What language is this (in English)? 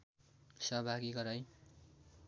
Nepali